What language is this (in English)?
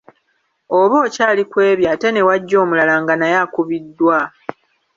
Ganda